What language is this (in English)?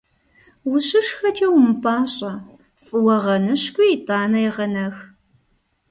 Kabardian